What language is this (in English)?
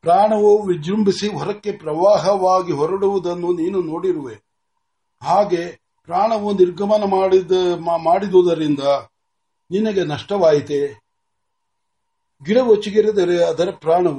Marathi